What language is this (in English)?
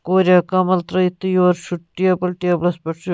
Kashmiri